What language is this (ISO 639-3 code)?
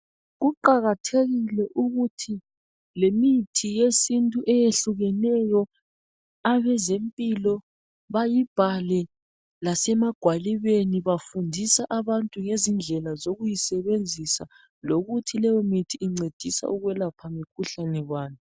nde